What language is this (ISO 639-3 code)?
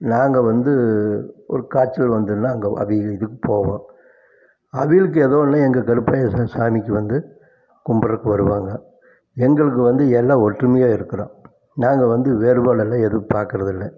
tam